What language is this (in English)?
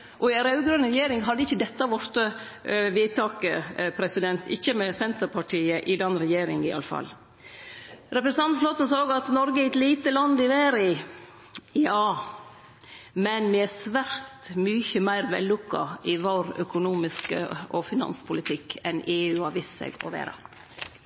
Norwegian Nynorsk